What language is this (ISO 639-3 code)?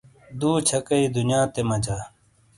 scl